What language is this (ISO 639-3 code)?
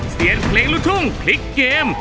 tha